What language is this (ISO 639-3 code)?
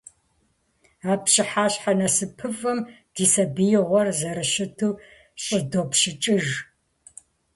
kbd